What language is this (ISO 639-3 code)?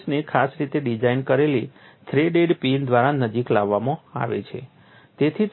guj